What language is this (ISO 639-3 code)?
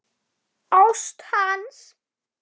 isl